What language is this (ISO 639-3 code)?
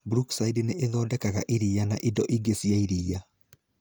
kik